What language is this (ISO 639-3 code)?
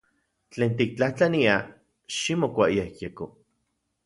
ncx